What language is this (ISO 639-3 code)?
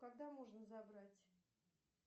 rus